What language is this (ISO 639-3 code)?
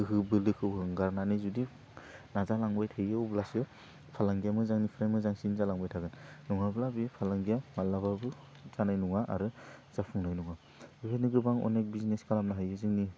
brx